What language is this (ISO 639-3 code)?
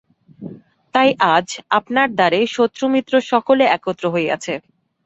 ben